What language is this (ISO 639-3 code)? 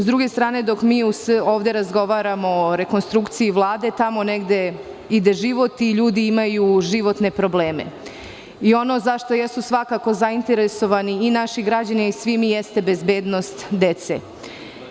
srp